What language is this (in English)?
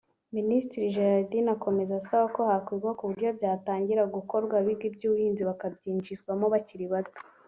Kinyarwanda